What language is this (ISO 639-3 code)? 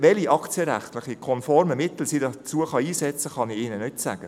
gsw